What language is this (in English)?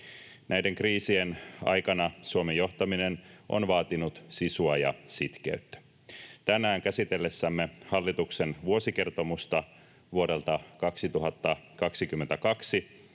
Finnish